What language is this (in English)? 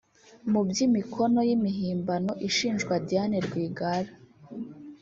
Kinyarwanda